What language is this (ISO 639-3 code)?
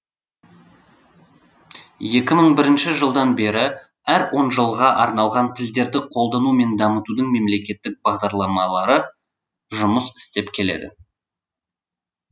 kaz